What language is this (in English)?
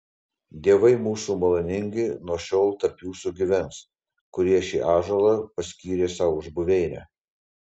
Lithuanian